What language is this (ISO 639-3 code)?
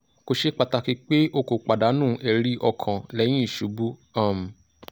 yor